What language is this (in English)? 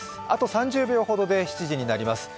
Japanese